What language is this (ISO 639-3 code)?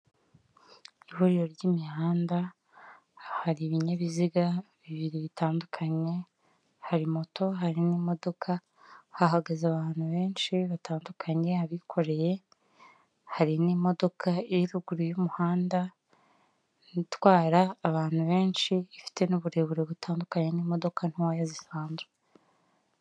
kin